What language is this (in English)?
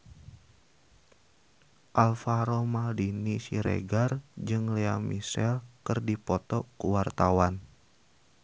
Sundanese